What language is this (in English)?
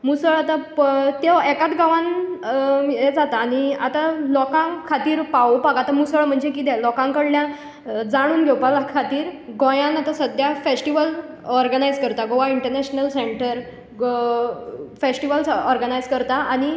Konkani